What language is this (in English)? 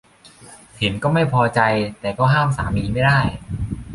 Thai